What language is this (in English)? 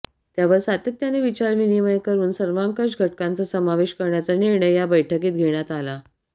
Marathi